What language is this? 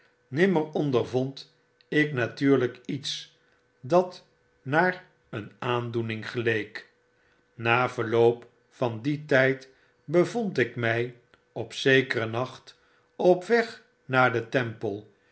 Dutch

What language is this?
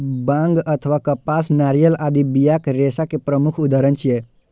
Maithili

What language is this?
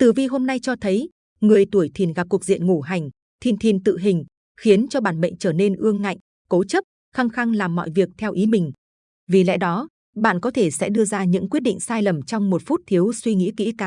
Vietnamese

